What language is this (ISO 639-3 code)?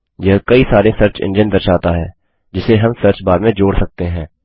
hin